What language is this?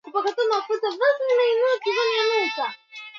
Swahili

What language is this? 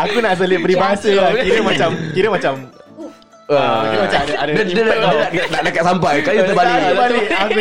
Malay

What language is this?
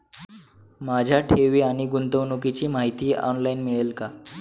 Marathi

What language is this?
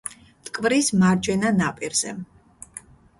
Georgian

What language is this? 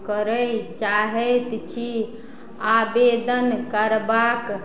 Maithili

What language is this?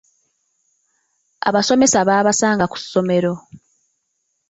Ganda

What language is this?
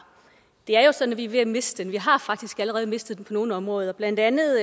Danish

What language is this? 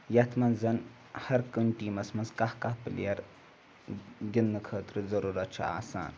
Kashmiri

